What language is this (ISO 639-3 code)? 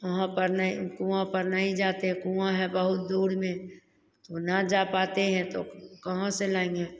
hin